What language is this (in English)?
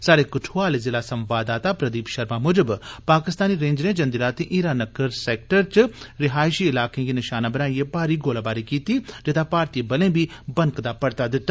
Dogri